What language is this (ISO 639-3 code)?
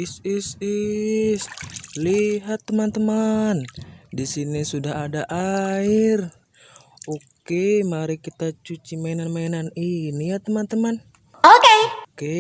ind